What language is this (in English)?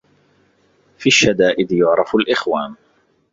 Arabic